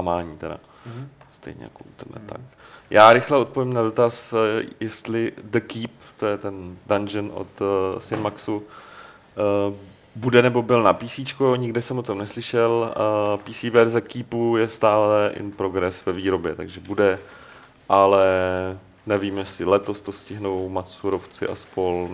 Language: Czech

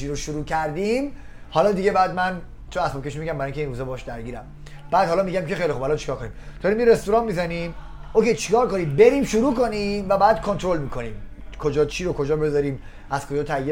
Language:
Persian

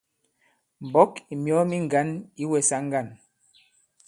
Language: Bankon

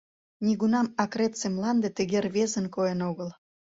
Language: Mari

